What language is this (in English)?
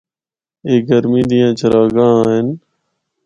Northern Hindko